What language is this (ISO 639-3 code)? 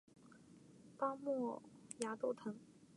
zho